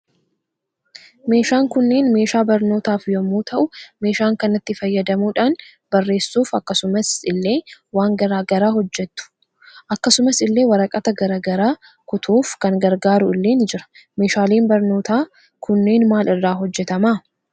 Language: Oromo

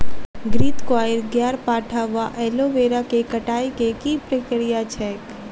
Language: Maithili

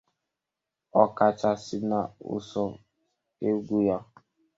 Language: Igbo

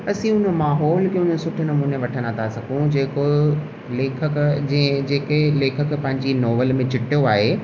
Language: Sindhi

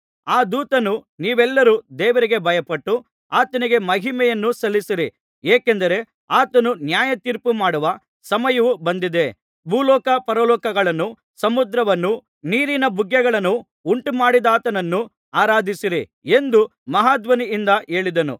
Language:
Kannada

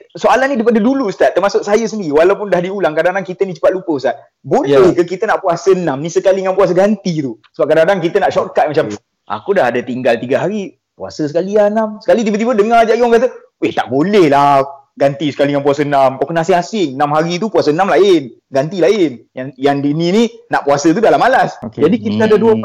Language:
Malay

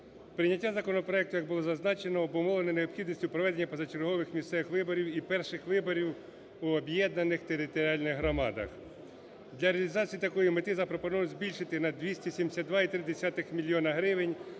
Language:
Ukrainian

